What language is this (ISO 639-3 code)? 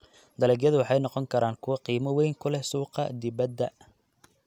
som